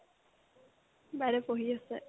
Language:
Assamese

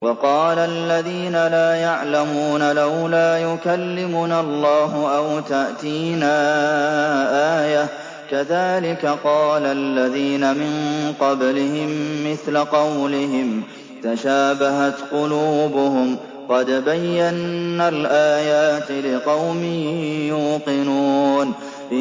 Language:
Arabic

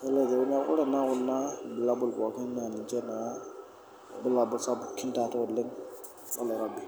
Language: Masai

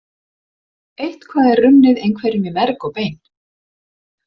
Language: Icelandic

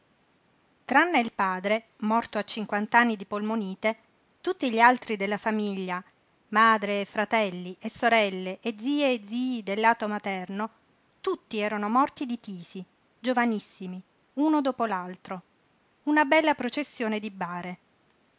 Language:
Italian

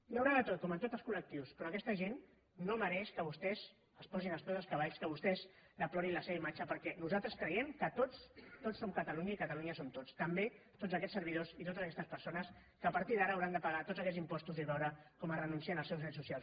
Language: Catalan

